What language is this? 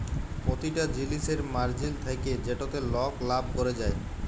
Bangla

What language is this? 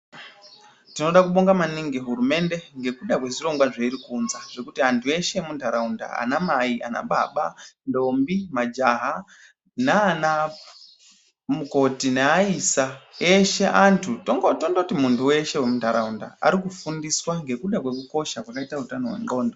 Ndau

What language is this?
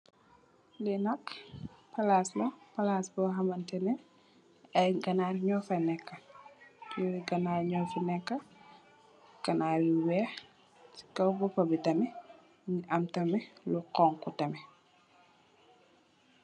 Wolof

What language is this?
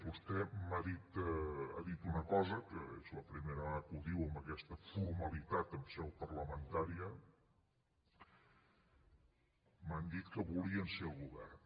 Catalan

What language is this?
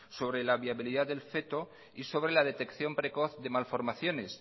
Spanish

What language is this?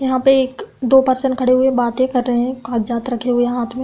Hindi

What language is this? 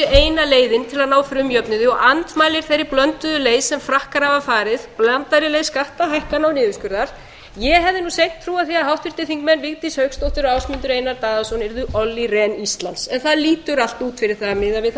Icelandic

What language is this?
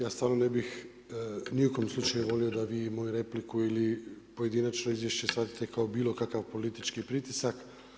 Croatian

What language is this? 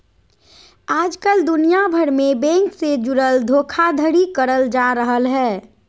Magahi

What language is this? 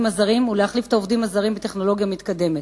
Hebrew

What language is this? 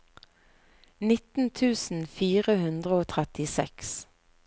Norwegian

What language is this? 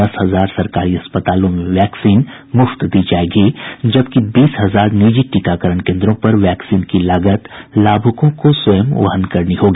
Hindi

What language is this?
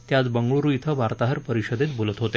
Marathi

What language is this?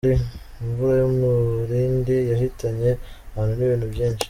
Kinyarwanda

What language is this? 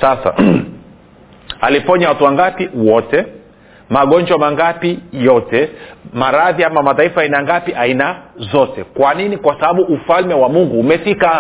Swahili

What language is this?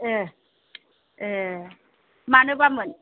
Bodo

